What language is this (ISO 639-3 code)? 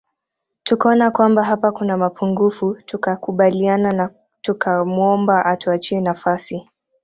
swa